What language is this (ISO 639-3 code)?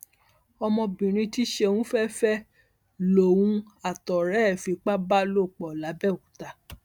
yor